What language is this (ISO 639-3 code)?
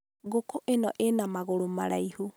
kik